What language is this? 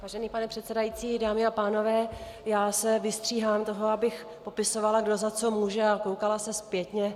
Czech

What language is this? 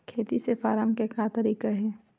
Chhattisgarhi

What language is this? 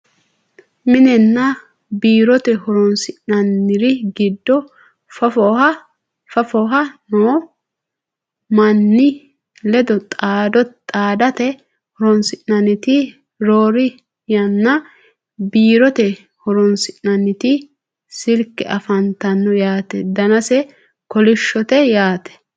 Sidamo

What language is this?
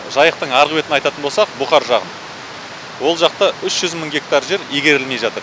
Kazakh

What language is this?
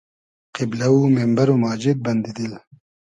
Hazaragi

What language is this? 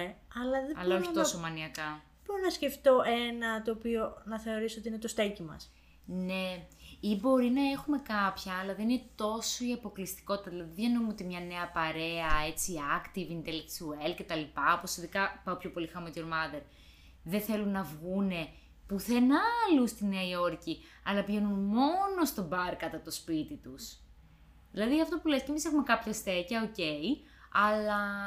Greek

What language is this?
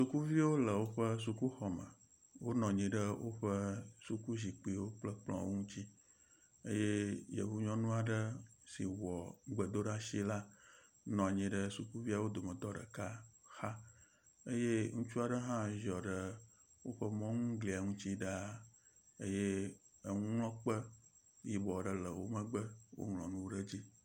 Ewe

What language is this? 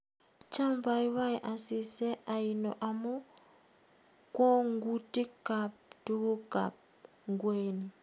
Kalenjin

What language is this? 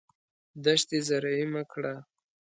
Pashto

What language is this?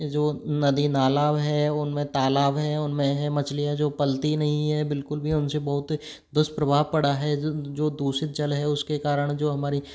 Hindi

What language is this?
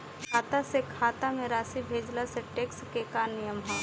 Bhojpuri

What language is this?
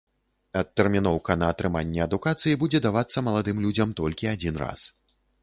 Belarusian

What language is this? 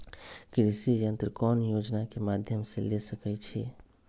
Magahi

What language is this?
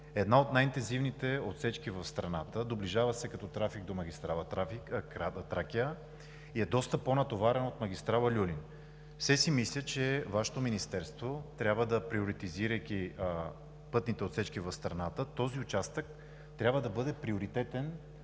Bulgarian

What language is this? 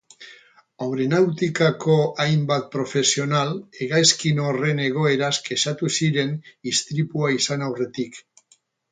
Basque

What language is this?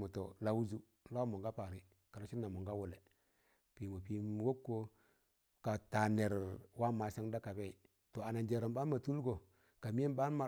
Tangale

